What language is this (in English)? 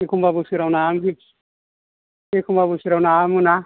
Bodo